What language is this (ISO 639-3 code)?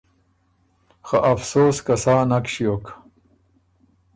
oru